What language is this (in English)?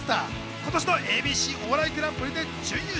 Japanese